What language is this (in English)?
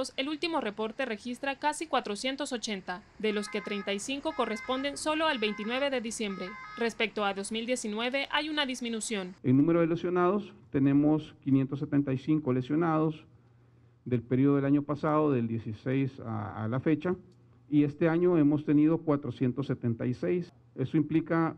Spanish